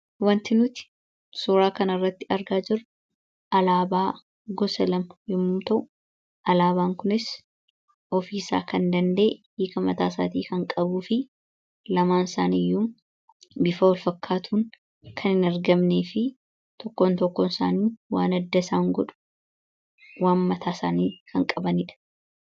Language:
Oromo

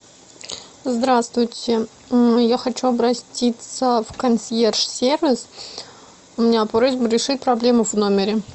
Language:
Russian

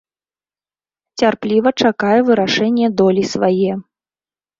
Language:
Belarusian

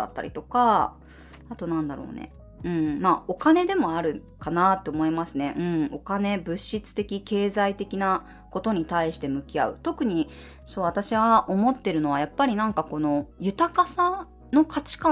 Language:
Japanese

